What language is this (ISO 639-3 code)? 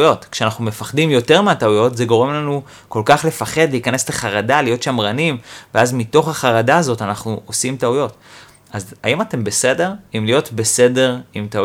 heb